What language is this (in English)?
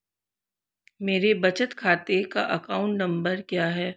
Hindi